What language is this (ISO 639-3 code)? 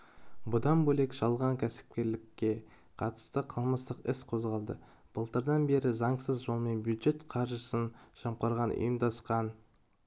kaz